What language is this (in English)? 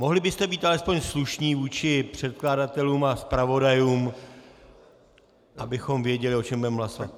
Czech